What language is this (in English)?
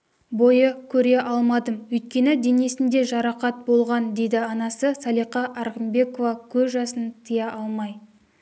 Kazakh